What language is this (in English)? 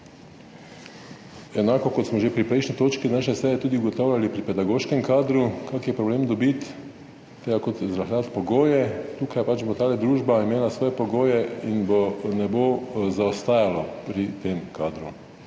Slovenian